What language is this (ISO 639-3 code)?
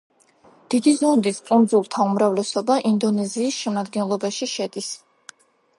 kat